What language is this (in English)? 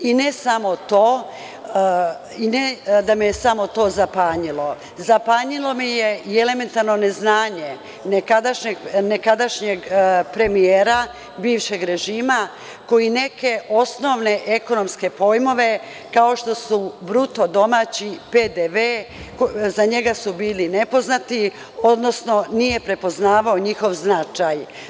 Serbian